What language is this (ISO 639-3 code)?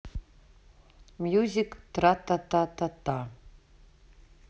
rus